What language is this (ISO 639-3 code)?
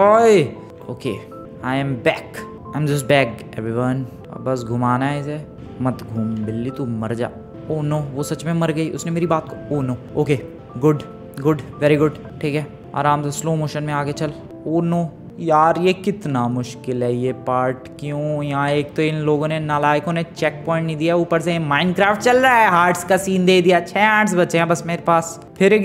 hin